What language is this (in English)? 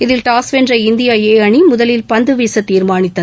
Tamil